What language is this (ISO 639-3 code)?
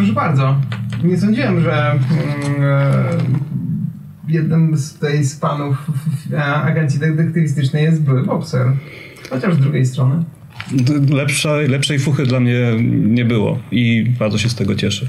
pol